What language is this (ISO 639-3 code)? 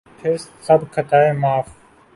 urd